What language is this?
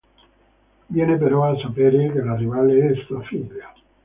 Italian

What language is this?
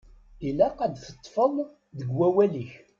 Kabyle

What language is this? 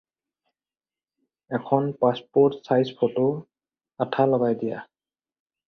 Assamese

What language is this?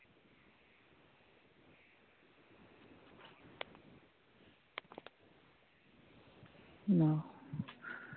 Santali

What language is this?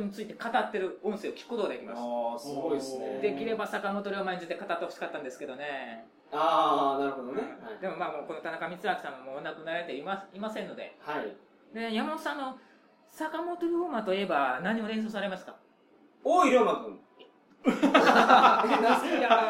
Japanese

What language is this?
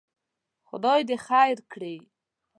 Pashto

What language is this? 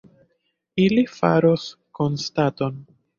Esperanto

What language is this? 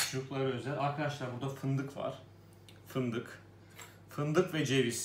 Turkish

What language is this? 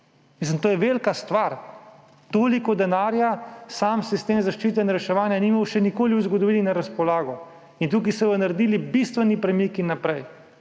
Slovenian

